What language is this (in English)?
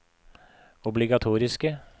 Norwegian